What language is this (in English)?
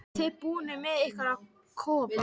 Icelandic